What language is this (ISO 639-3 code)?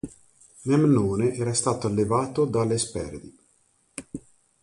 ita